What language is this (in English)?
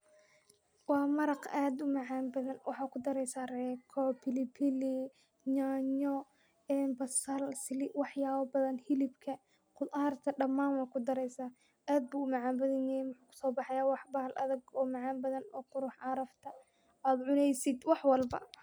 Somali